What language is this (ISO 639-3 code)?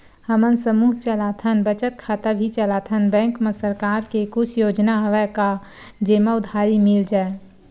hne